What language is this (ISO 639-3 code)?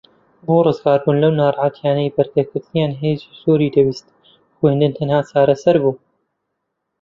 ckb